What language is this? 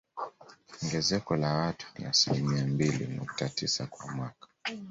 Swahili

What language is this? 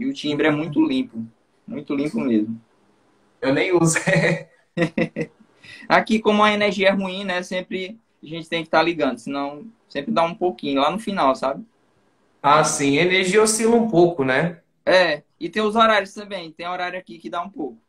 Portuguese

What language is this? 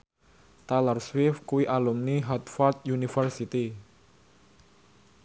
Javanese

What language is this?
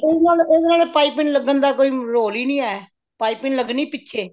Punjabi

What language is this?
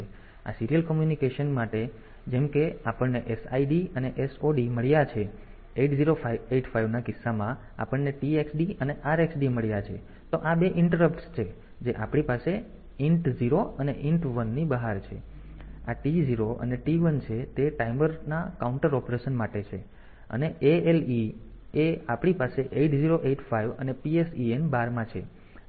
Gujarati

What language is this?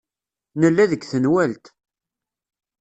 Kabyle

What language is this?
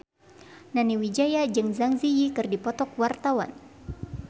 Sundanese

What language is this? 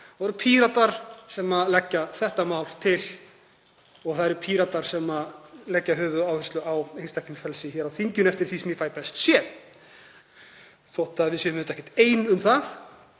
Icelandic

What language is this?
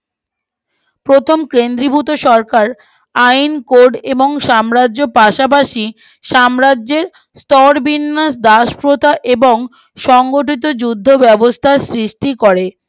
Bangla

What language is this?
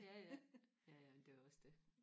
Danish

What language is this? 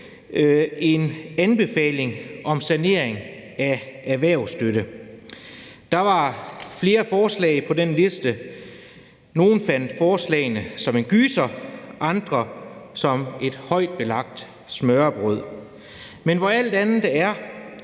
Danish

